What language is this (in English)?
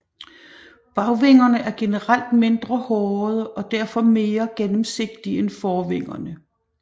Danish